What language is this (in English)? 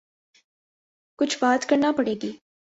Urdu